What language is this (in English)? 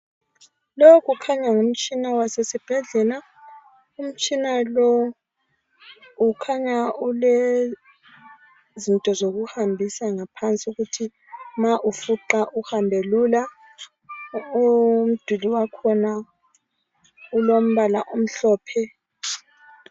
North Ndebele